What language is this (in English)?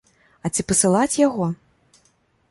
Belarusian